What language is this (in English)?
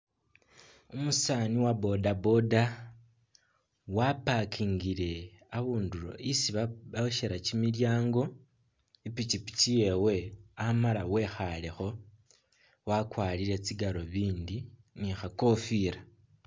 Masaaba